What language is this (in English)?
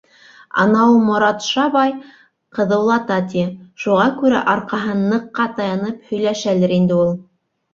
Bashkir